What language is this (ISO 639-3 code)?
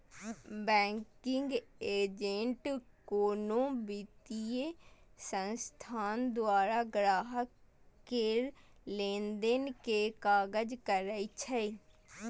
mai